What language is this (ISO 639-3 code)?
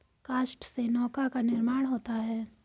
hin